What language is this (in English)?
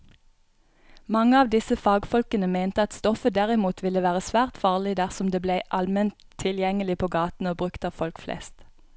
Norwegian